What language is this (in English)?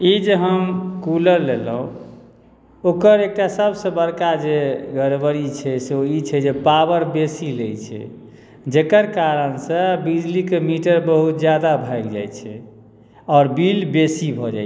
Maithili